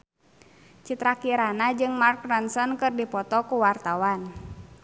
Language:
Sundanese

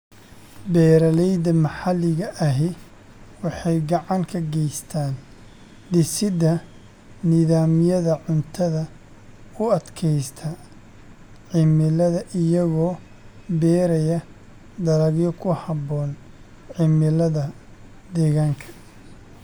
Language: Somali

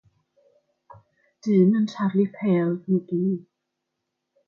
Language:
Welsh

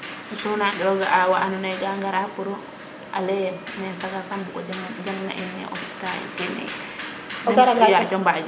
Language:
Serer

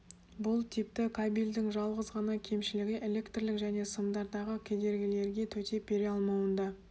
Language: Kazakh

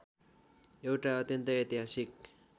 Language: Nepali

